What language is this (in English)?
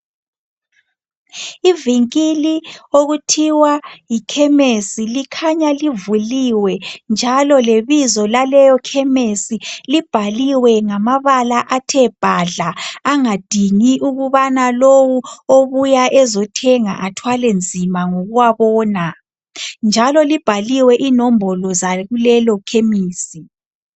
North Ndebele